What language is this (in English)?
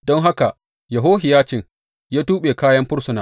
Hausa